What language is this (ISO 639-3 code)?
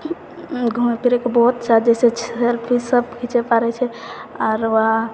mai